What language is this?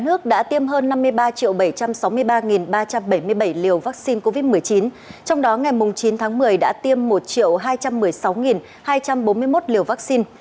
Vietnamese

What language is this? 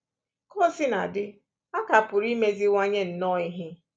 Igbo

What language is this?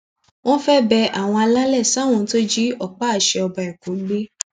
Yoruba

